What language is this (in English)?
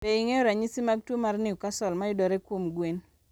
Luo (Kenya and Tanzania)